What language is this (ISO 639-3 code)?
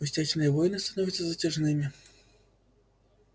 rus